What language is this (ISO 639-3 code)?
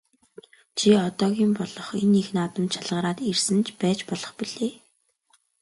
mon